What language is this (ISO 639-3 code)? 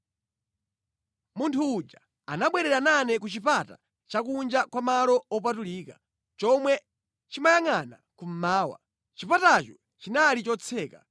nya